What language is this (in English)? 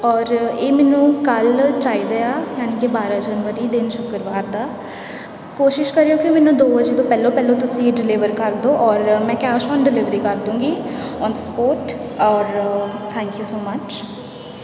Punjabi